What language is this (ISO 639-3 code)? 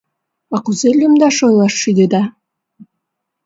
chm